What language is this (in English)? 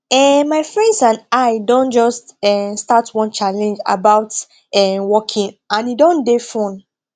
Nigerian Pidgin